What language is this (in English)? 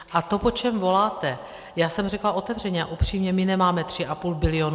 Czech